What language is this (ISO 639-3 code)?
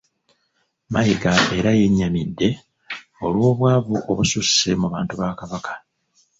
lug